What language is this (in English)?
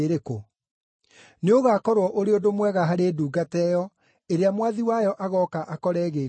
Kikuyu